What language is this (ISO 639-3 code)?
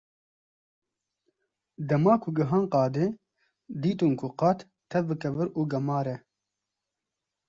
kur